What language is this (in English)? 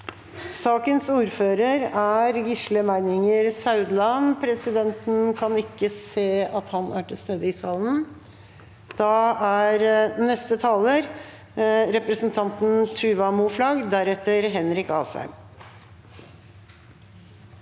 Norwegian